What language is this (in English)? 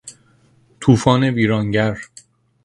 Persian